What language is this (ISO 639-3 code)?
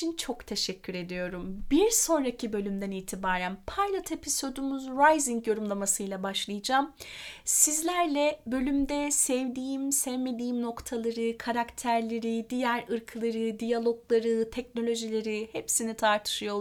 tur